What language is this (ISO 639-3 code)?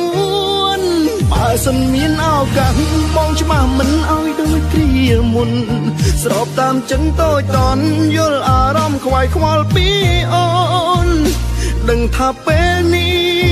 tha